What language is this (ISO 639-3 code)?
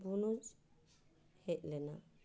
sat